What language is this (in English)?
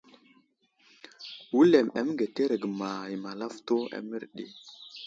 Wuzlam